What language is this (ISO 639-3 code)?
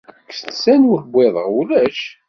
kab